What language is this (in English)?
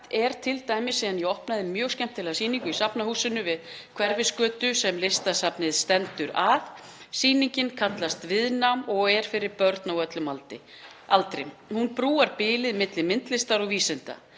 Icelandic